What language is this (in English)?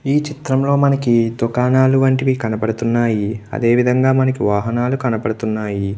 Telugu